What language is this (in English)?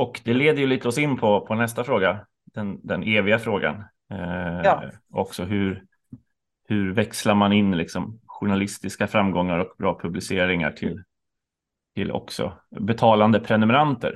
Swedish